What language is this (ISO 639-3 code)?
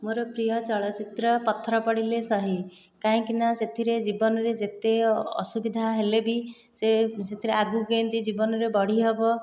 ori